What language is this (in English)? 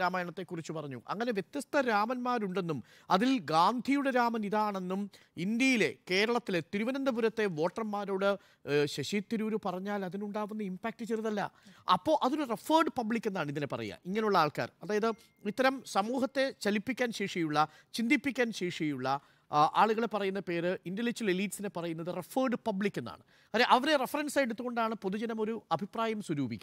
Malayalam